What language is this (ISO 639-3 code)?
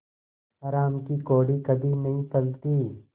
hin